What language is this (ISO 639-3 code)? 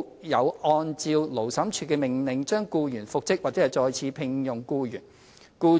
yue